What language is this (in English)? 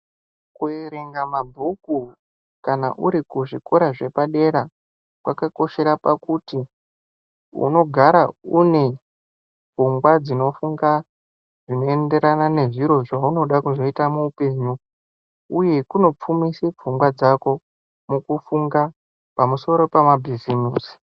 Ndau